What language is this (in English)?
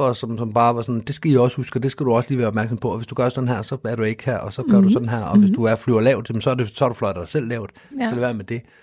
Danish